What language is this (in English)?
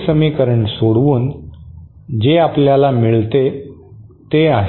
Marathi